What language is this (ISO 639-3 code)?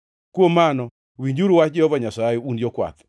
luo